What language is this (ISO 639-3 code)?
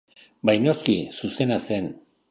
eus